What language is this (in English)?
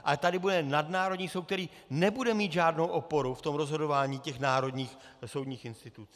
Czech